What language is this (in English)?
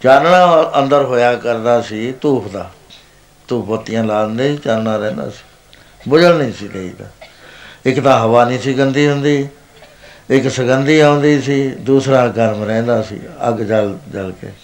Punjabi